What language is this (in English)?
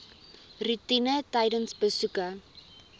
Afrikaans